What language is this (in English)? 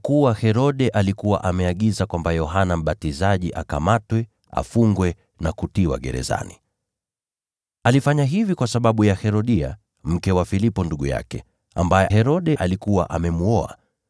Swahili